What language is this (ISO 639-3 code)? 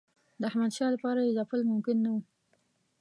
pus